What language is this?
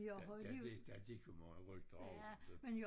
Danish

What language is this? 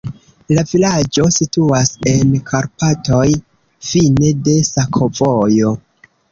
Esperanto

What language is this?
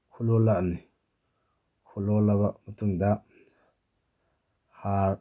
Manipuri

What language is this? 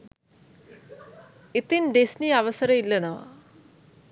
Sinhala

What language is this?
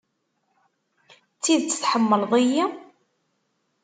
Kabyle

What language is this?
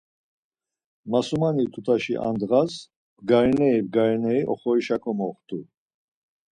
Laz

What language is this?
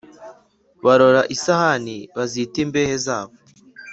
Kinyarwanda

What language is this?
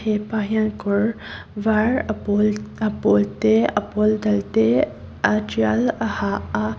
Mizo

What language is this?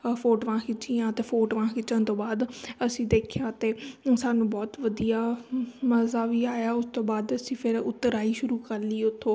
Punjabi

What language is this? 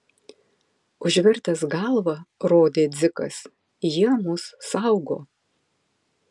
Lithuanian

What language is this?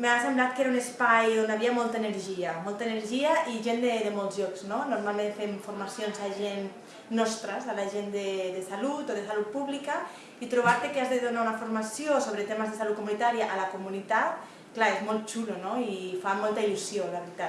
Catalan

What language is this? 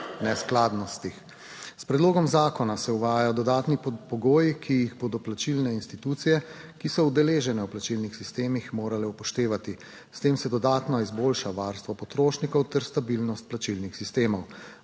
Slovenian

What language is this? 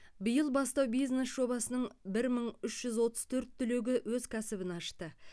Kazakh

